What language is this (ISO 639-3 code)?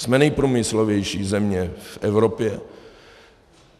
ces